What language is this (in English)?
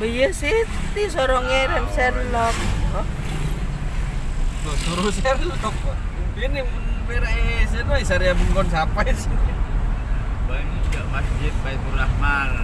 Indonesian